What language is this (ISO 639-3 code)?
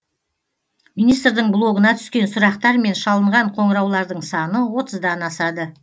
kaz